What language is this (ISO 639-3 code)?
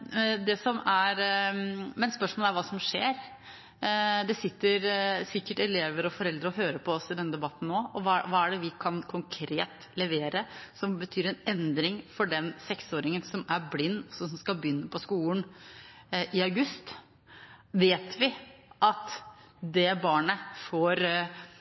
nob